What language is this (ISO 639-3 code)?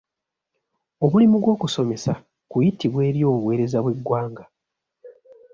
lug